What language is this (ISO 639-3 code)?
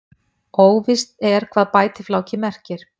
isl